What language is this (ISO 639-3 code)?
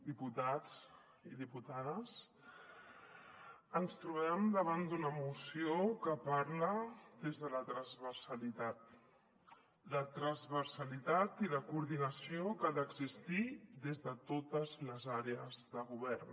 cat